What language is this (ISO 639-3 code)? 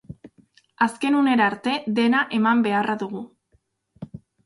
eus